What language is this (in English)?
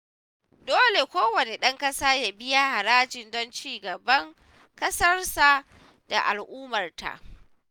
Hausa